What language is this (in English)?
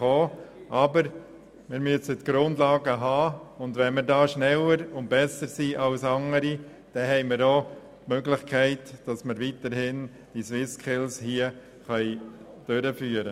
Swiss German